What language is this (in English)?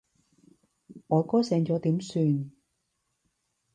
Cantonese